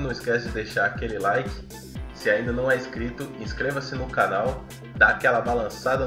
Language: Portuguese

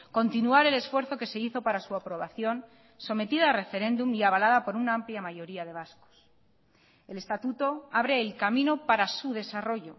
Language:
Spanish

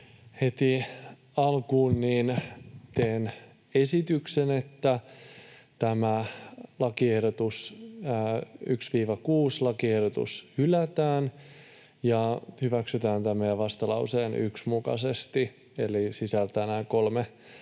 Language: Finnish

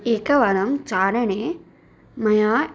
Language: Sanskrit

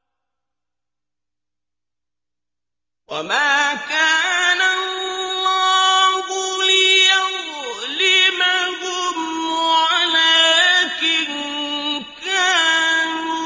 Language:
Arabic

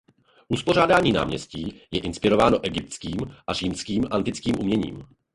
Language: Czech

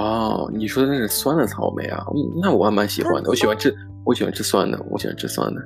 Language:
Chinese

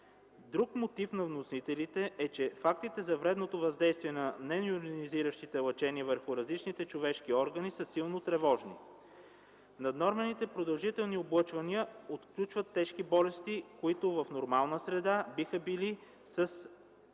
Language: Bulgarian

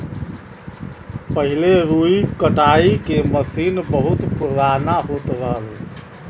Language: Bhojpuri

